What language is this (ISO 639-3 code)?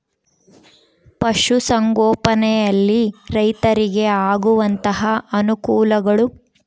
kan